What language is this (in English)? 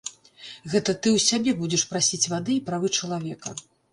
Belarusian